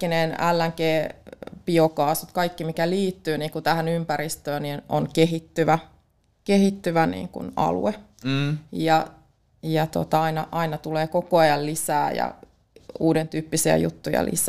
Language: Finnish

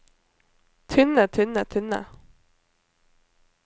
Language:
Norwegian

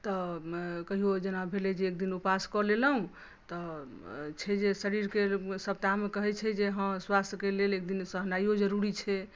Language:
Maithili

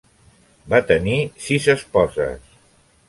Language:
Catalan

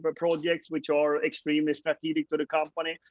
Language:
English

